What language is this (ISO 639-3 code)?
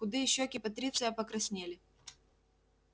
rus